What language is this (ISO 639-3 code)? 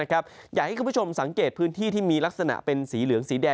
tha